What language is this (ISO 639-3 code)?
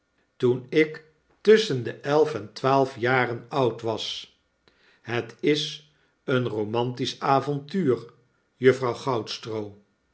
nld